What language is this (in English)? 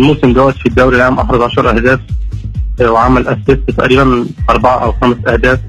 Arabic